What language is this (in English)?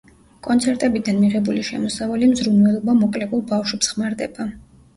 Georgian